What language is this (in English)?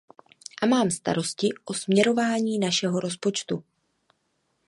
Czech